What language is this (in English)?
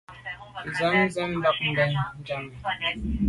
Medumba